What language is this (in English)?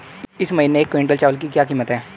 Hindi